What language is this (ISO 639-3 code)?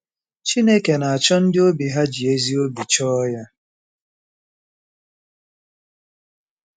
ibo